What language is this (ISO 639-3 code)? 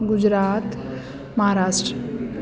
snd